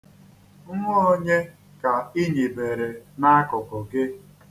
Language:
Igbo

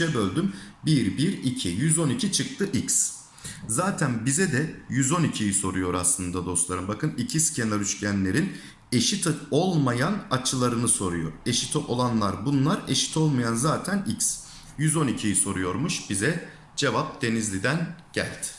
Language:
Turkish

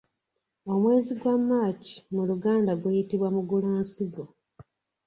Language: Ganda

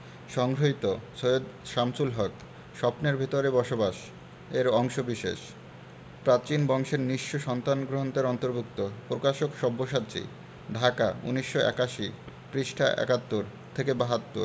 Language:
Bangla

